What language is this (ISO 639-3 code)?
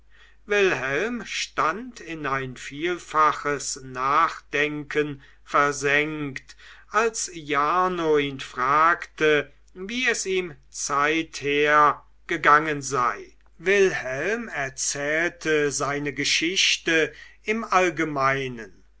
deu